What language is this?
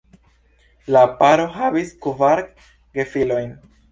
Esperanto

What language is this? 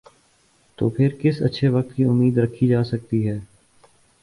Urdu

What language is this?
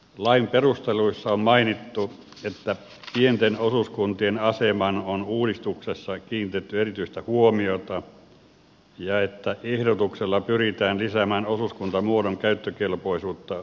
Finnish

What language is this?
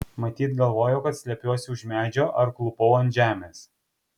Lithuanian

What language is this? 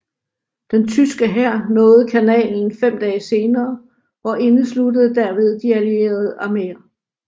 Danish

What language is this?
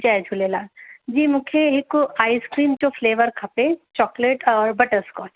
Sindhi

